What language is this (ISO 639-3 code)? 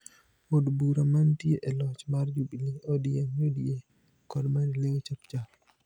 luo